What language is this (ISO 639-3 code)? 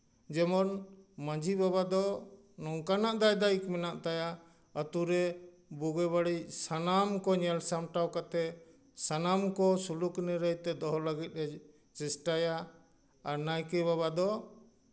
sat